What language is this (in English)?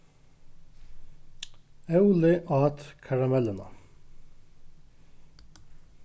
Faroese